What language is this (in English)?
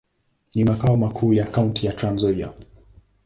Swahili